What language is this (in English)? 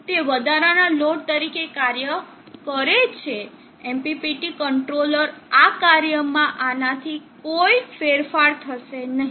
Gujarati